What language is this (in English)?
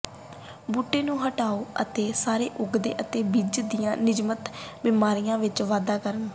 Punjabi